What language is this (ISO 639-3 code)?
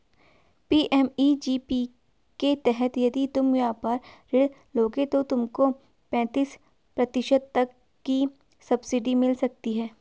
hin